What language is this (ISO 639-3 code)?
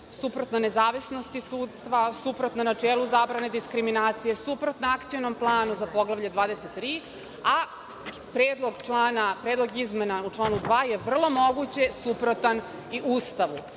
srp